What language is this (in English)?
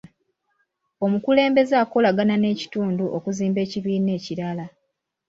Ganda